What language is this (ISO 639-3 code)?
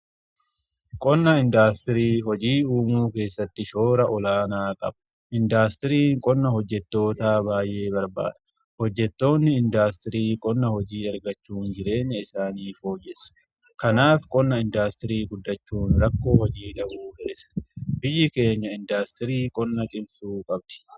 orm